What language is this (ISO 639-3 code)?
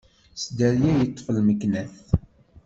kab